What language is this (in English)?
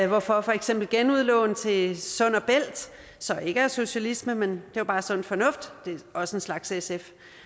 Danish